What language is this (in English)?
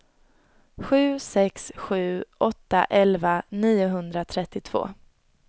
Swedish